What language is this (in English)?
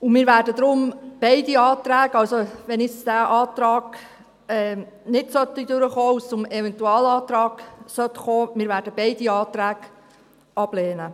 Swiss German